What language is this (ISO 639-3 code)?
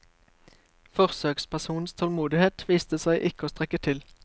nor